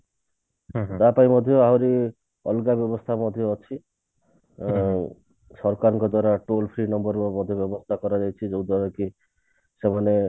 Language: Odia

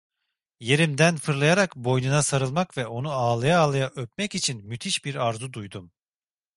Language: Turkish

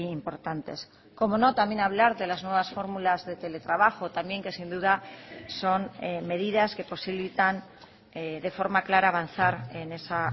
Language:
Spanish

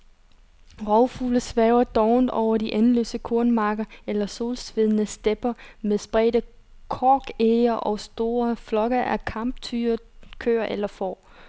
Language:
Danish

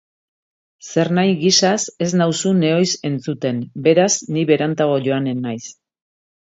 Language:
Basque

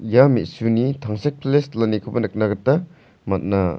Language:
Garo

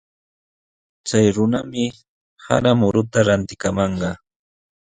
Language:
Sihuas Ancash Quechua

